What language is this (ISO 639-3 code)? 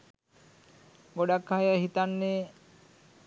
sin